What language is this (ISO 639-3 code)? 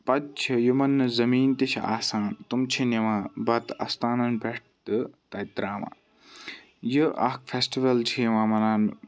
kas